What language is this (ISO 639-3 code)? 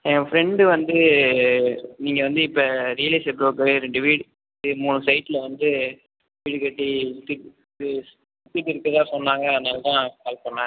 tam